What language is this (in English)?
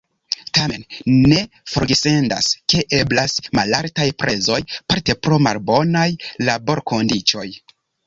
Esperanto